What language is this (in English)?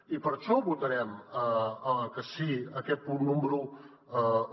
Catalan